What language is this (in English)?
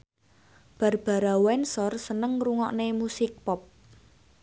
Javanese